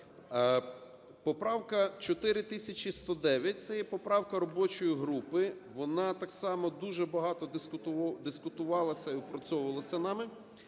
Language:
Ukrainian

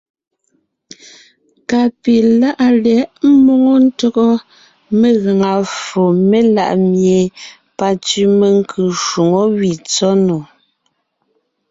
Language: Ngiemboon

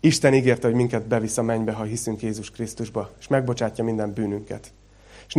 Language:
Hungarian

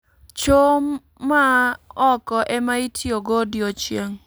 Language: Luo (Kenya and Tanzania)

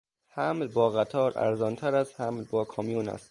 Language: Persian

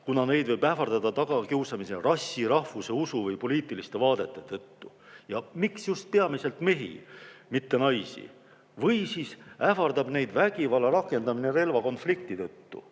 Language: Estonian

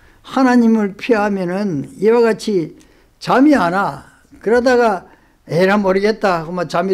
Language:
Korean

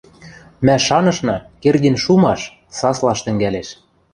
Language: Western Mari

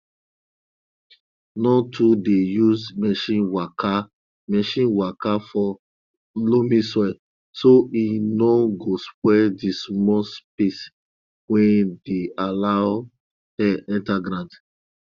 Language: Nigerian Pidgin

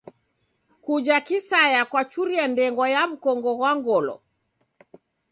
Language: Taita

